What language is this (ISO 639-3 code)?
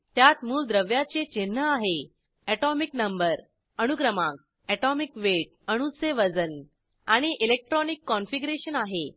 mar